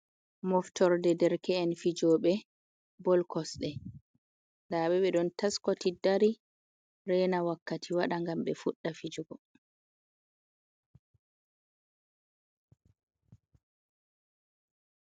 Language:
Fula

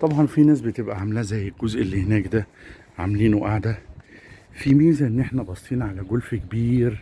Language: Arabic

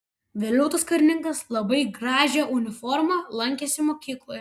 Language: Lithuanian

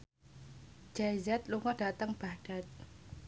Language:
Javanese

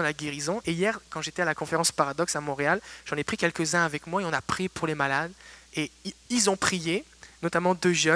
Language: French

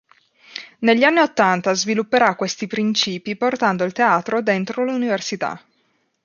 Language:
Italian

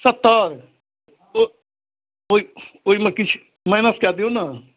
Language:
Maithili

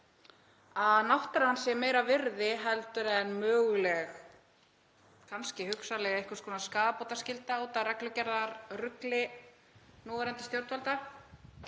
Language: Icelandic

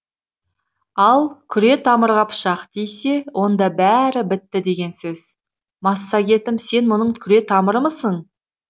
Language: Kazakh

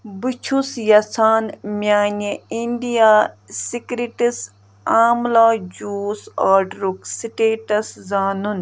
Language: Kashmiri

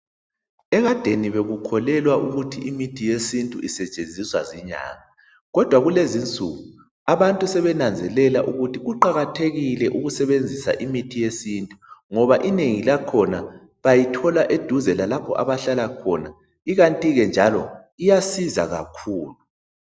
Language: North Ndebele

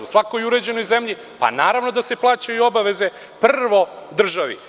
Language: Serbian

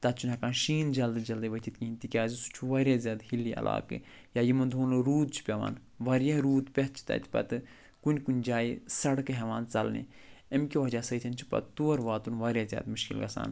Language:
Kashmiri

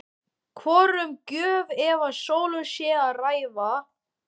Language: Icelandic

